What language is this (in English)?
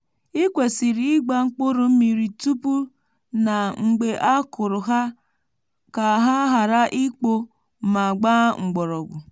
Igbo